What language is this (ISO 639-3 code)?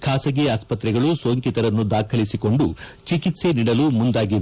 kan